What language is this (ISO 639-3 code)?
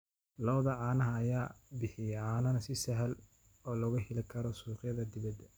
som